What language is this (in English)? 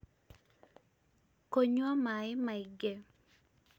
Kikuyu